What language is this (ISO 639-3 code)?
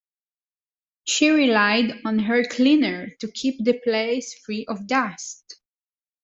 eng